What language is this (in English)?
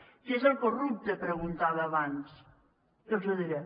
Catalan